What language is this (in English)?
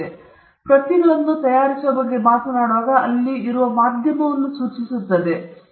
Kannada